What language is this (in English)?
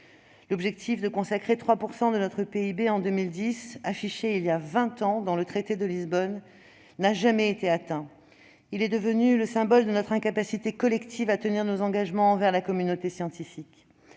French